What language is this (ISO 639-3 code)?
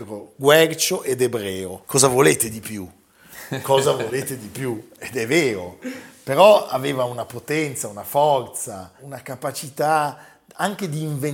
ita